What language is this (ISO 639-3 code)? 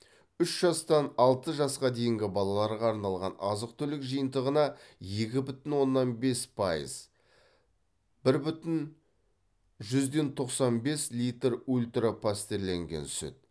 kaz